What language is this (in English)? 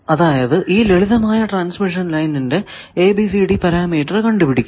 Malayalam